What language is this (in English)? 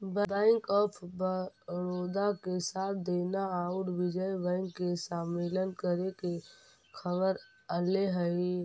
Magahi